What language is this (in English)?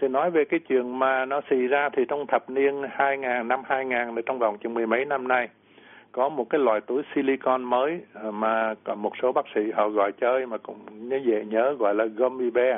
Vietnamese